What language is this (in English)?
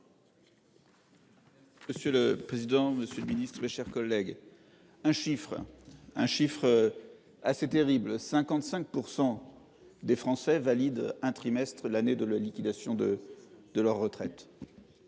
French